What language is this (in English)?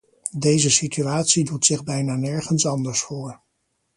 Dutch